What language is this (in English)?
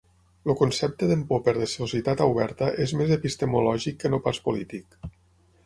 Catalan